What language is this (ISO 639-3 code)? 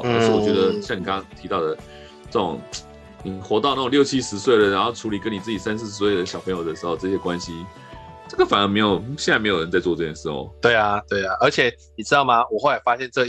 zho